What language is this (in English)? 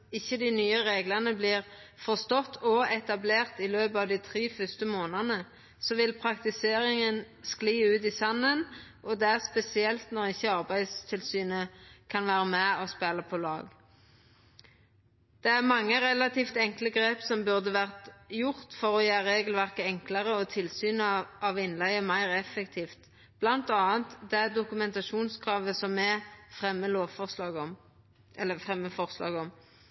Norwegian Nynorsk